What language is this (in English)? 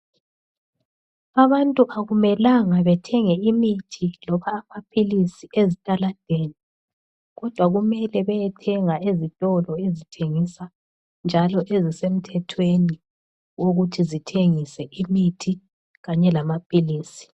North Ndebele